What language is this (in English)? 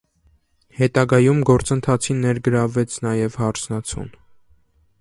Armenian